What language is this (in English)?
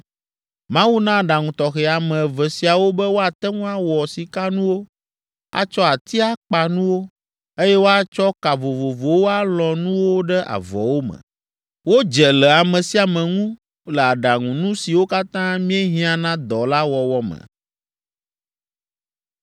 Ewe